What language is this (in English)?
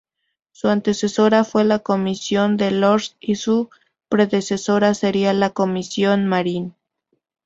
Spanish